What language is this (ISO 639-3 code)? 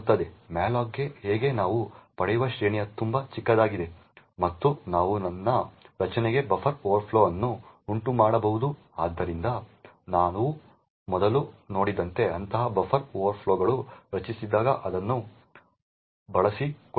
kan